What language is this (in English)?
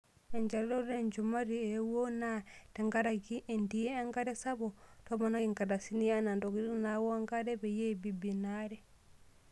Masai